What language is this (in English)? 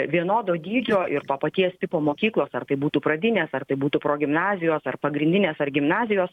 Lithuanian